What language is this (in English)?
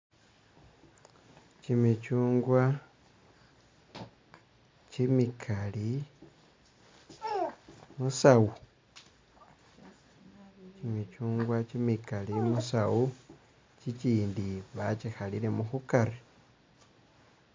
Masaaba